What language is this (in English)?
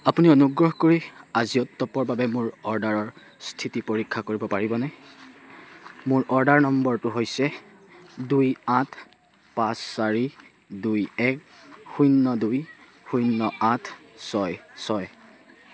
Assamese